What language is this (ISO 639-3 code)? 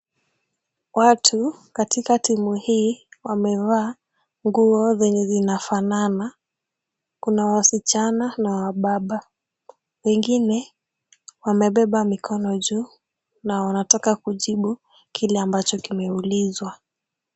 swa